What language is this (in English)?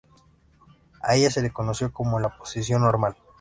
Spanish